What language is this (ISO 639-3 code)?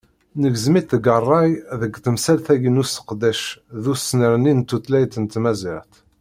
kab